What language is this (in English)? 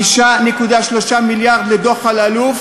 Hebrew